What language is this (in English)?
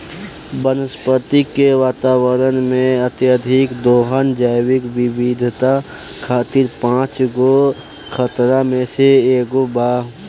Bhojpuri